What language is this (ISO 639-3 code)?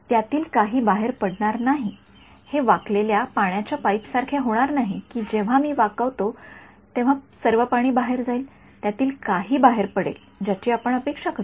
mar